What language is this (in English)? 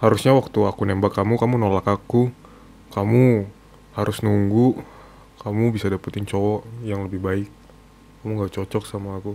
Indonesian